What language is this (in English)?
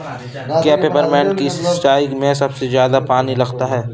Hindi